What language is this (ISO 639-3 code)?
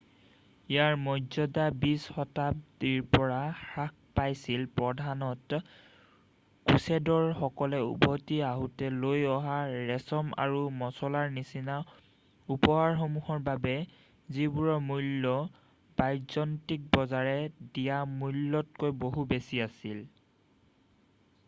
asm